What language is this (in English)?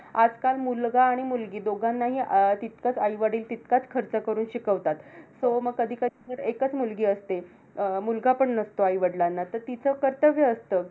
Marathi